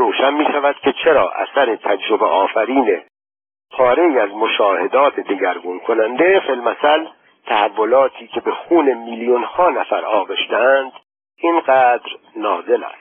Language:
Persian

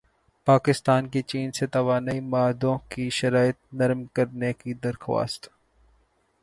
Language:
Urdu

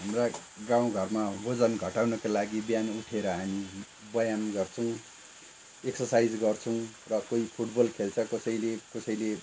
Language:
Nepali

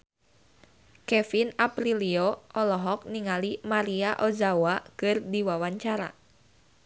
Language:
Sundanese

